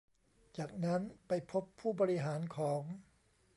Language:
Thai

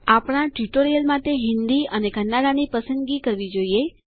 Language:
Gujarati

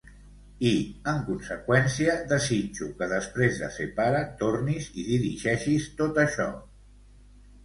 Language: Catalan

